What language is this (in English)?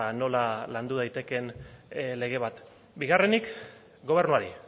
Basque